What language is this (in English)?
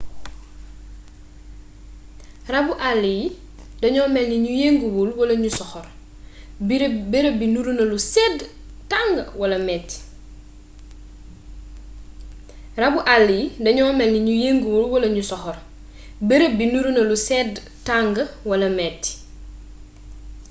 Wolof